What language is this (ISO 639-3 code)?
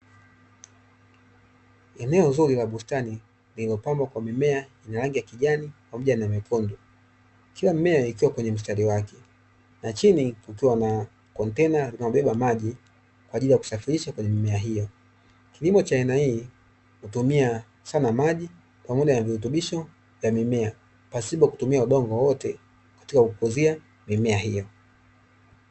swa